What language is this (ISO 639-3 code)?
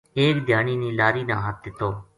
gju